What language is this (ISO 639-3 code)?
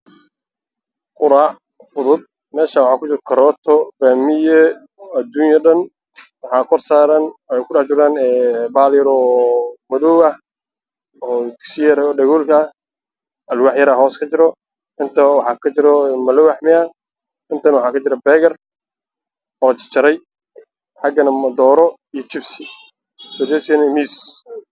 som